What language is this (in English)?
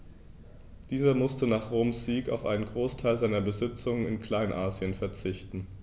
German